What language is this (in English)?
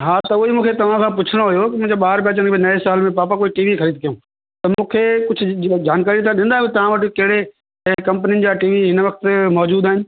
Sindhi